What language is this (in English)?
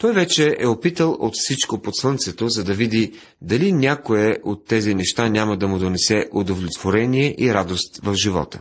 Bulgarian